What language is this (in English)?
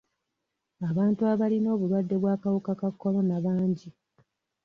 Ganda